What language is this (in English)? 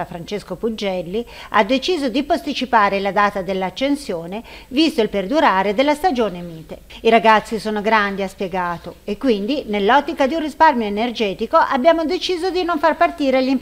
Italian